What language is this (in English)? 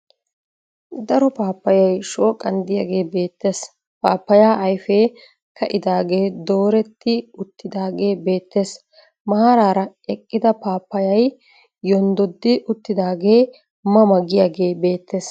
Wolaytta